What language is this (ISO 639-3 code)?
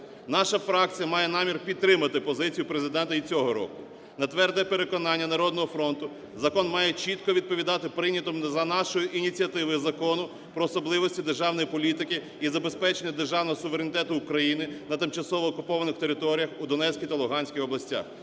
ukr